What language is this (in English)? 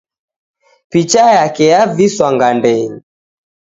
Taita